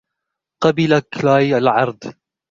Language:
Arabic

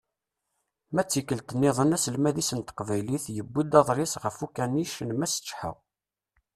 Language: Kabyle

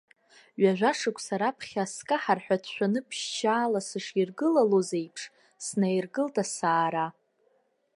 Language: Abkhazian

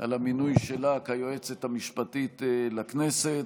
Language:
Hebrew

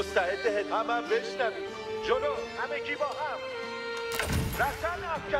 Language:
Persian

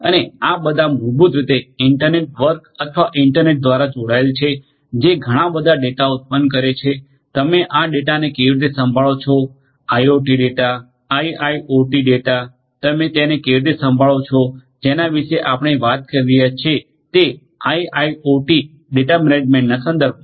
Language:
Gujarati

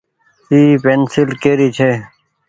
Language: Goaria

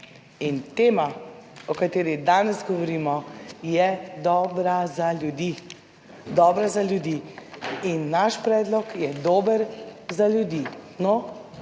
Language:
Slovenian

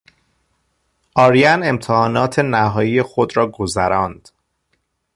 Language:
Persian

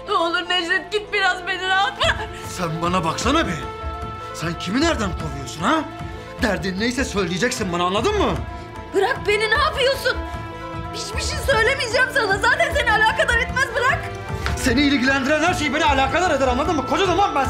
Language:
Turkish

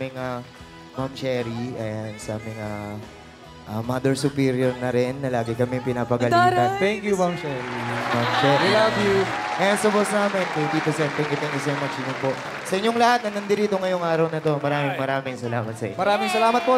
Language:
Filipino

